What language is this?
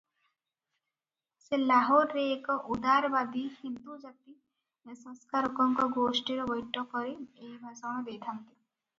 Odia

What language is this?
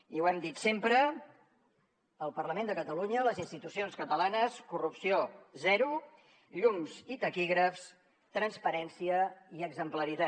Catalan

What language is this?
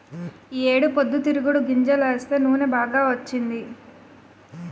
Telugu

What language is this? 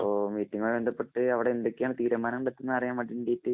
Malayalam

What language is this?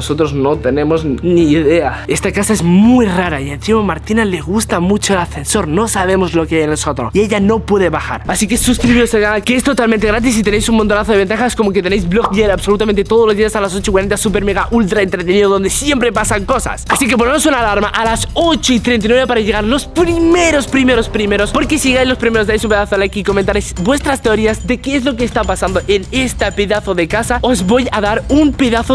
Spanish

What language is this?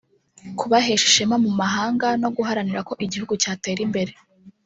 Kinyarwanda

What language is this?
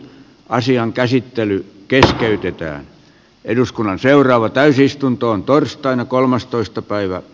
Finnish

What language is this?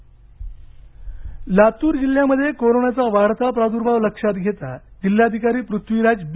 Marathi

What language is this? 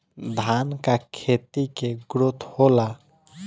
Bhojpuri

